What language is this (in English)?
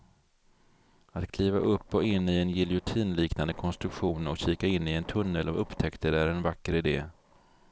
Swedish